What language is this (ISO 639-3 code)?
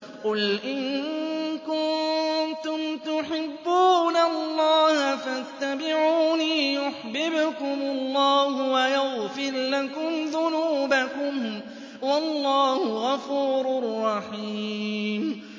ara